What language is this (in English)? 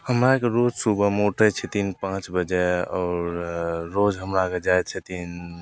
Maithili